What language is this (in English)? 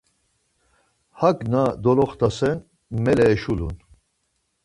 Laz